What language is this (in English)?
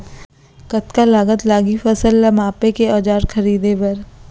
Chhattisgarhi